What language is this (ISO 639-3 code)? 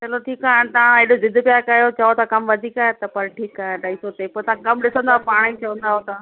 snd